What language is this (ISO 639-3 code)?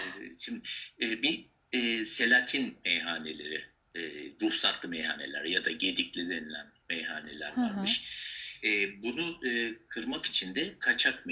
tur